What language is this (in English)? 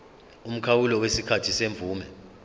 Zulu